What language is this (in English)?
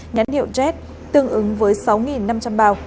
Vietnamese